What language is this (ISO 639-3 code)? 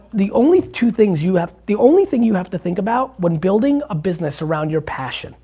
eng